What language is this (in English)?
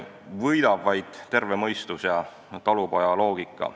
Estonian